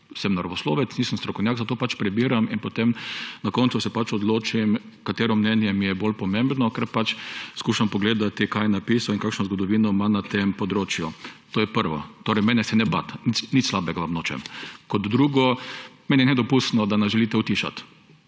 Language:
Slovenian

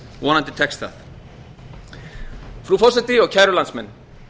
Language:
Icelandic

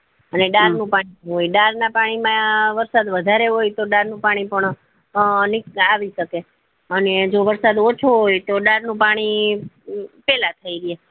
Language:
Gujarati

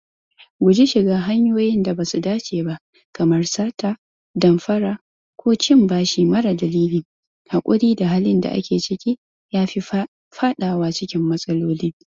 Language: Hausa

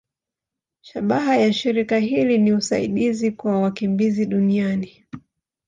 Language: Swahili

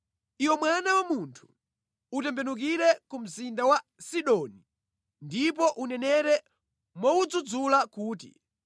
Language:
Nyanja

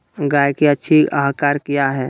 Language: Magahi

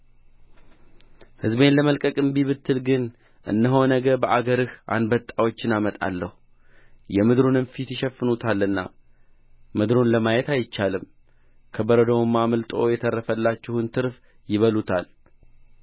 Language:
Amharic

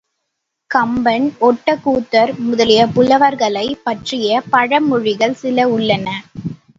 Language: Tamil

